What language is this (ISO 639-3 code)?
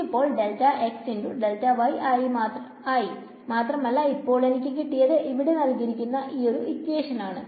mal